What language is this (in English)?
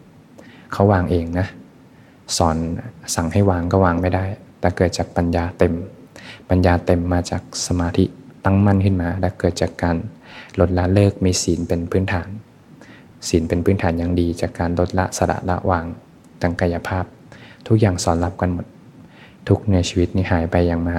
Thai